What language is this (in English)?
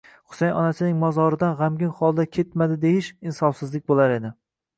Uzbek